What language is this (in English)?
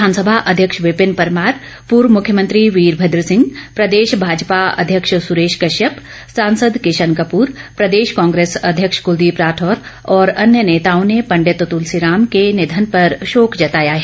Hindi